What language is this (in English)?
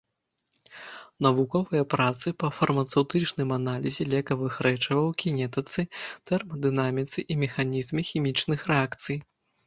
Belarusian